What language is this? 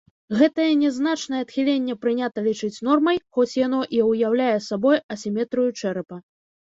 Belarusian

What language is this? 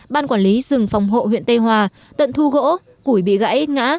Vietnamese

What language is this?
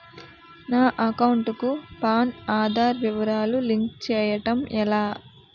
Telugu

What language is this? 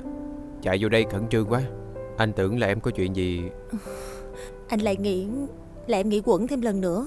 Vietnamese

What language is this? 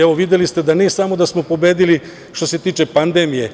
Serbian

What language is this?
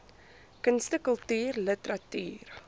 Afrikaans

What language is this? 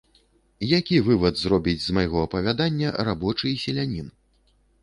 Belarusian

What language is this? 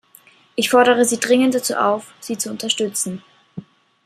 German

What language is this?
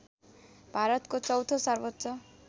Nepali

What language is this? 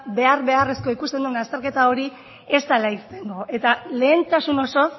Basque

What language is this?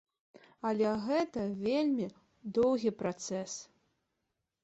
Belarusian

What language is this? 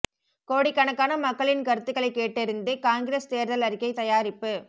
Tamil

